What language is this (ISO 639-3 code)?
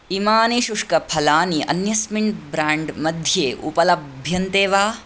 san